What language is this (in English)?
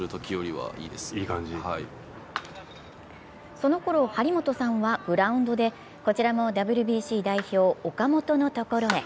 Japanese